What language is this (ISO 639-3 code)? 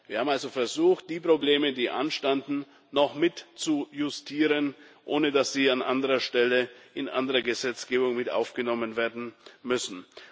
deu